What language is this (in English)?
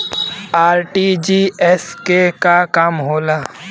Bhojpuri